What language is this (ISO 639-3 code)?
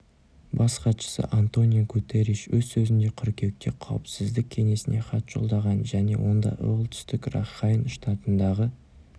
kaz